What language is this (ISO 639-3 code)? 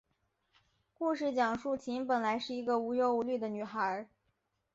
zho